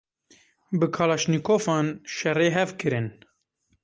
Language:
Kurdish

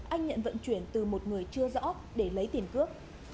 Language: Vietnamese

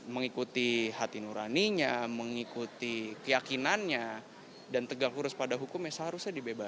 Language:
Indonesian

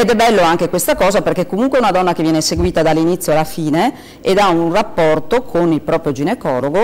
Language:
Italian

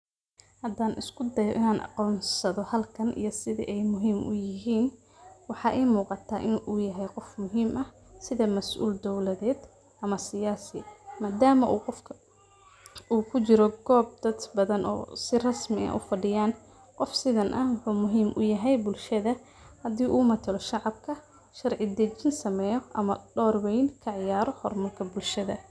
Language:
Somali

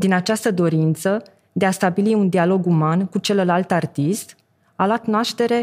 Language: Romanian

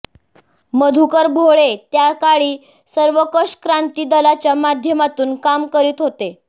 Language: Marathi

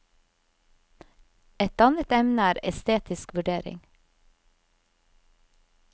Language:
Norwegian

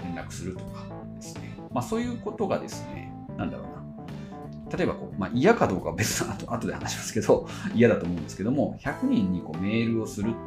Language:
Japanese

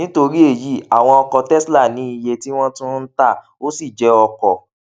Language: Yoruba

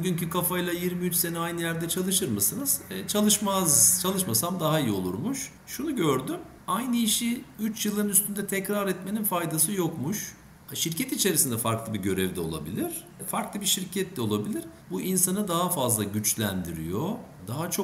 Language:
Turkish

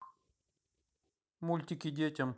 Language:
Russian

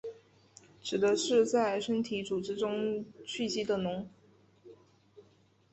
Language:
Chinese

